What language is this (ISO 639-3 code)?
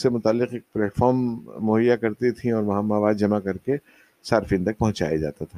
urd